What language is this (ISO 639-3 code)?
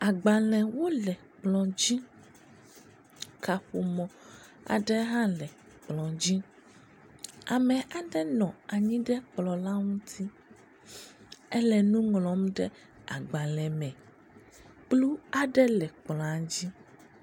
ewe